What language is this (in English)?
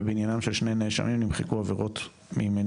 Hebrew